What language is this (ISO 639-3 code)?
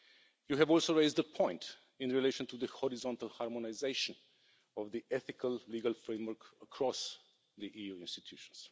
eng